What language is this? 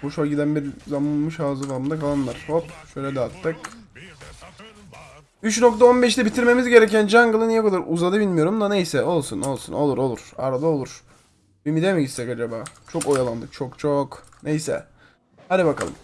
Turkish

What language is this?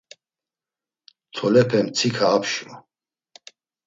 Laz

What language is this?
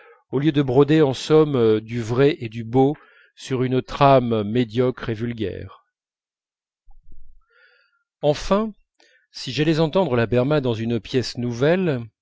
French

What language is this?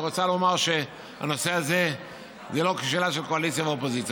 Hebrew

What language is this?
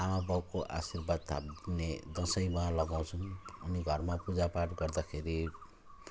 Nepali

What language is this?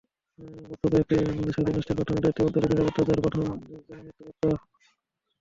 Bangla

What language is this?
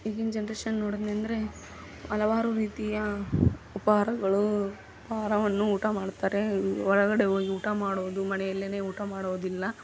Kannada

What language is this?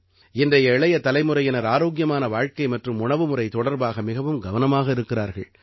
Tamil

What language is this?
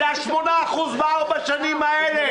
Hebrew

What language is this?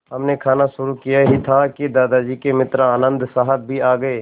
Hindi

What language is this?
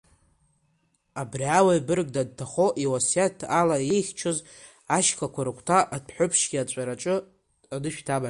Abkhazian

